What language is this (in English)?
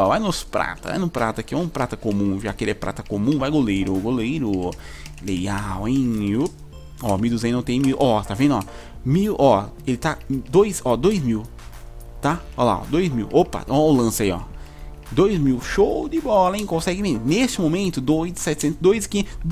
Portuguese